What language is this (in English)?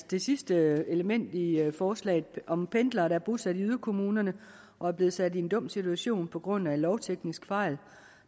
Danish